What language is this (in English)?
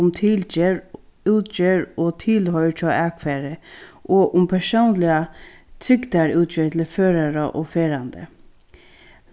Faroese